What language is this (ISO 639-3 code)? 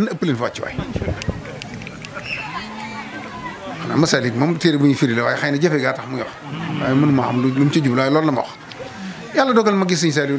fra